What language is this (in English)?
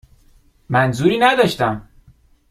Persian